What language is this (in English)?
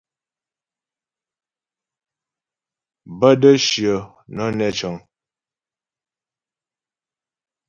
Ghomala